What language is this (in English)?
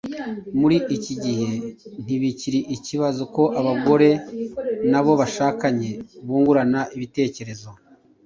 Kinyarwanda